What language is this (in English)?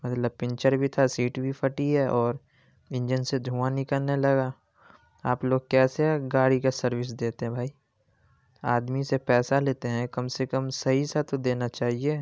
Urdu